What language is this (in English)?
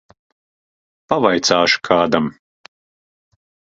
Latvian